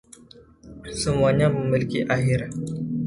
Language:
Indonesian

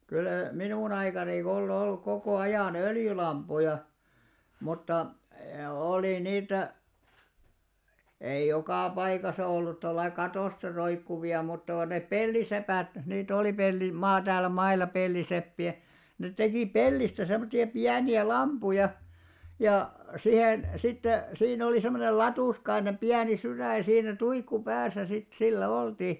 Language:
Finnish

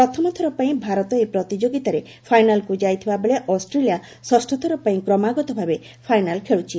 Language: Odia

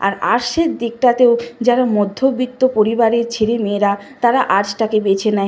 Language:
Bangla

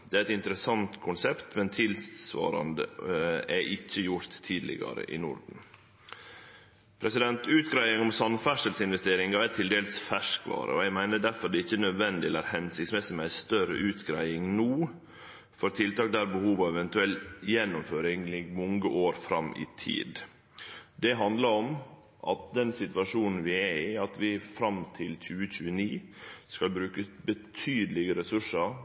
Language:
Norwegian Nynorsk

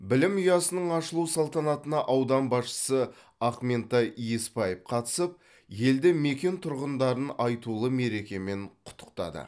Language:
Kazakh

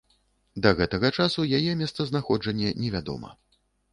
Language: Belarusian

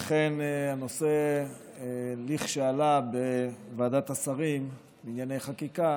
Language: Hebrew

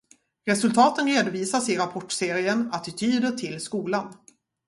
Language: Swedish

